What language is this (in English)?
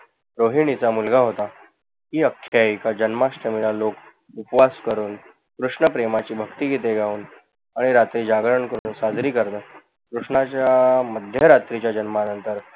Marathi